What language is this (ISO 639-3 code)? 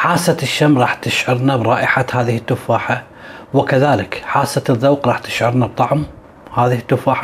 ara